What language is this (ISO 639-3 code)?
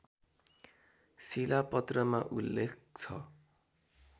nep